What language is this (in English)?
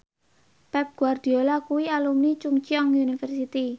Javanese